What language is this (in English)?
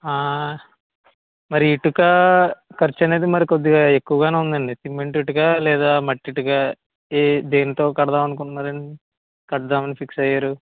Telugu